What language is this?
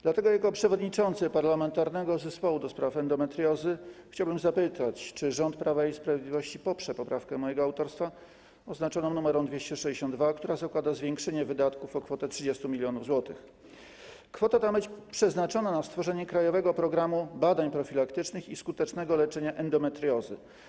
Polish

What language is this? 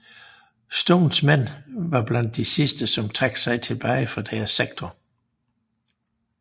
Danish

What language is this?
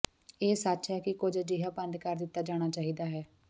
Punjabi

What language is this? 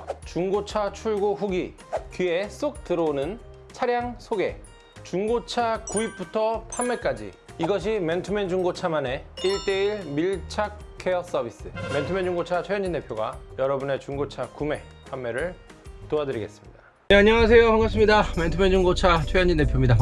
Korean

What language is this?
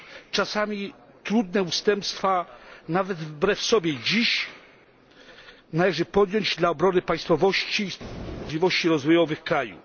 Polish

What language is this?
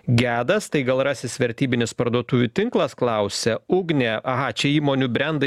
Lithuanian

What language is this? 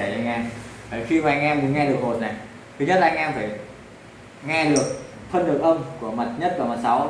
Vietnamese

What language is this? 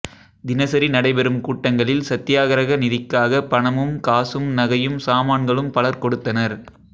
Tamil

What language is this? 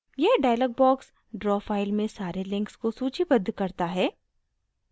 Hindi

